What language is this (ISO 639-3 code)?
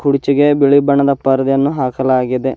kan